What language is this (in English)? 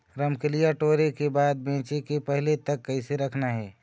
Chhattisgarhi